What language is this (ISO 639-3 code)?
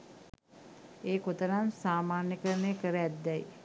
sin